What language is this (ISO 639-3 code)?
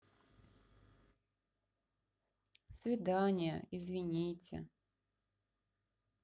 rus